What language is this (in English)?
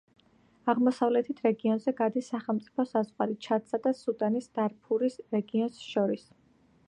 Georgian